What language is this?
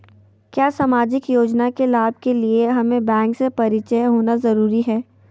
Magahi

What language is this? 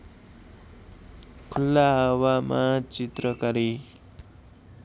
Nepali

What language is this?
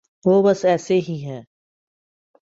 Urdu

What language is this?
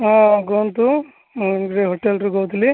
Odia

